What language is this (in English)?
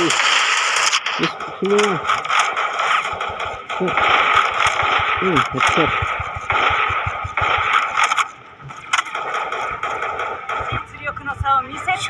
Indonesian